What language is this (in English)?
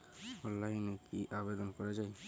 Bangla